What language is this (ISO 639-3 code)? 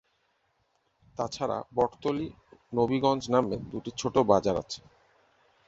ben